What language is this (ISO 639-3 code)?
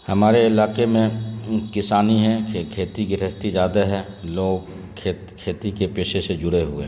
urd